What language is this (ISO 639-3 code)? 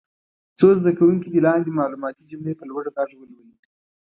pus